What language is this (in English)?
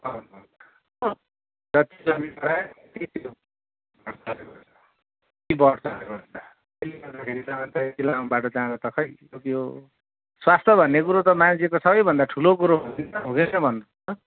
Nepali